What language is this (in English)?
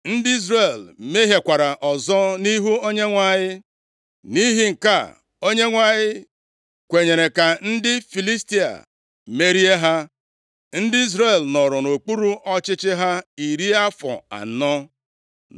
Igbo